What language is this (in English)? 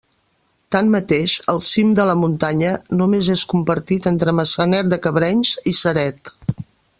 Catalan